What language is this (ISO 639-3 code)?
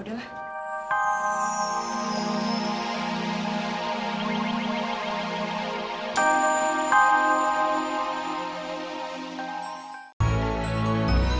ind